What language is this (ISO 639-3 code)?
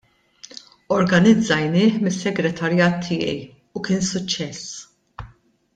mlt